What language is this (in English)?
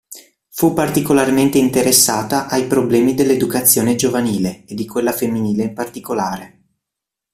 Italian